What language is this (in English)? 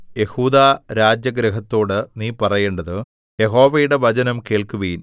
Malayalam